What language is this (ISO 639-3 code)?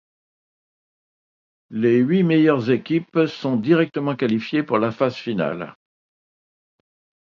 fra